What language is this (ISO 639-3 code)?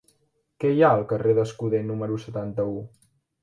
cat